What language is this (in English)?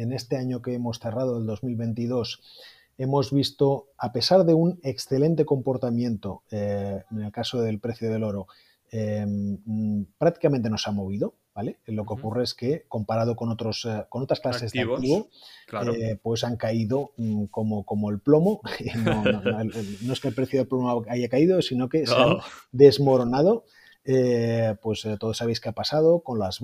Spanish